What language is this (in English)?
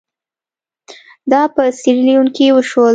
Pashto